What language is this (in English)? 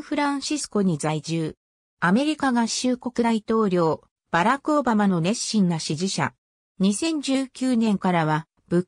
Japanese